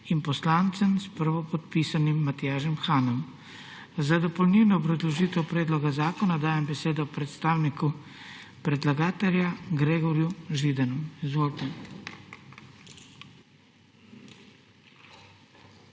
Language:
Slovenian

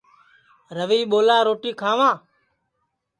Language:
Sansi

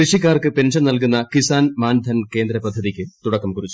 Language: Malayalam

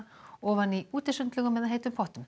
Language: Icelandic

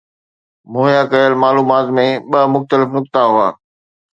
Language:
Sindhi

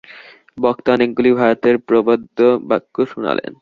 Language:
Bangla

